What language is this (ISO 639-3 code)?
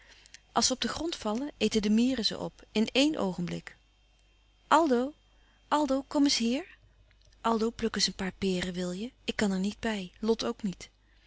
nld